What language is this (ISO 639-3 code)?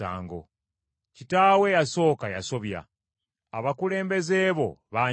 lug